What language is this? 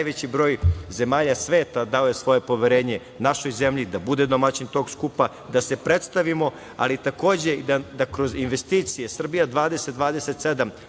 Serbian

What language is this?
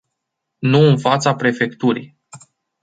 Romanian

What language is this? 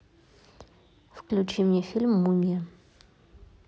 Russian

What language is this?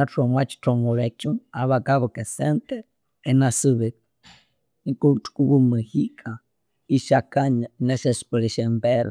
Konzo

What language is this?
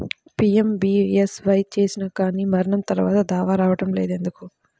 Telugu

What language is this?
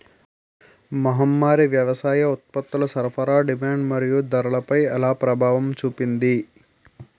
Telugu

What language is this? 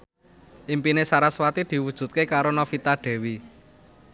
Javanese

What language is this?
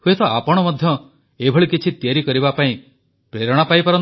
Odia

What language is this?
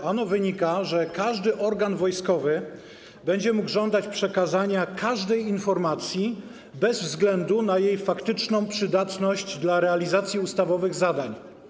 Polish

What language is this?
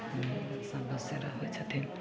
Maithili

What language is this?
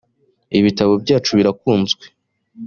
Kinyarwanda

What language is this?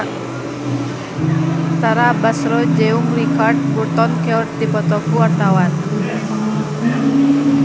Sundanese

